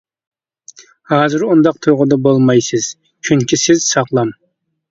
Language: Uyghur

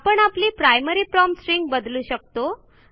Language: Marathi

